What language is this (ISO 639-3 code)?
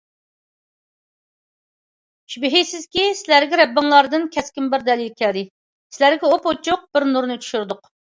uig